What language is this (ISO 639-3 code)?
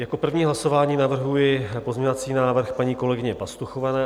ces